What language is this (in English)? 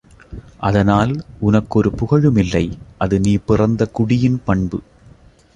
Tamil